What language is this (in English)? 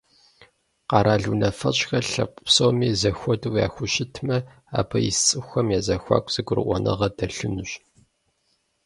Kabardian